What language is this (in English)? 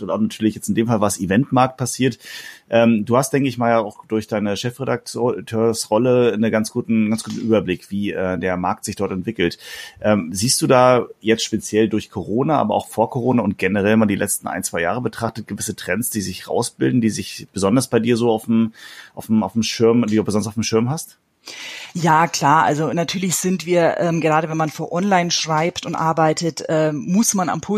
German